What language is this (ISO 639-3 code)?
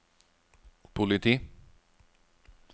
nor